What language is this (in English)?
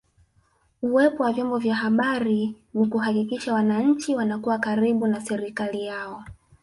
Swahili